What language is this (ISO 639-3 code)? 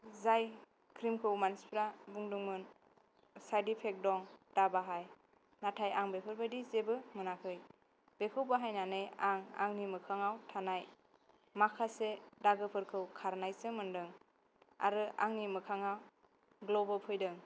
brx